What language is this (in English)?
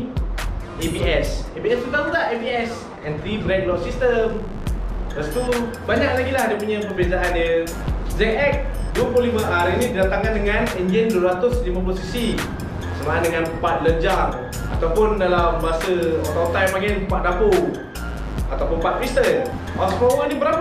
Malay